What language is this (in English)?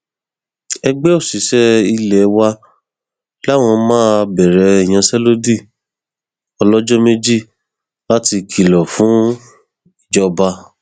Yoruba